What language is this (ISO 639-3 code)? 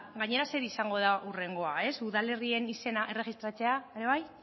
eus